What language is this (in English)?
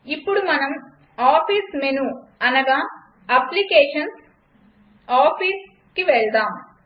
Telugu